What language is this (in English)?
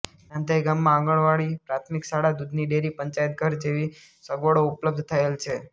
Gujarati